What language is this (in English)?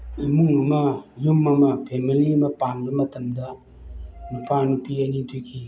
Manipuri